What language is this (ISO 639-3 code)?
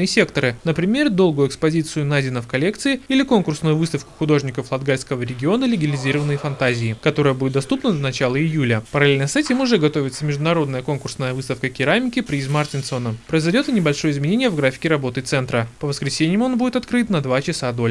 rus